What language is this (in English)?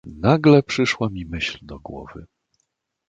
Polish